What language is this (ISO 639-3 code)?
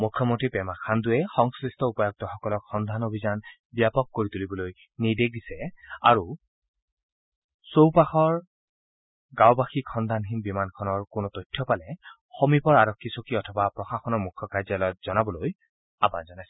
asm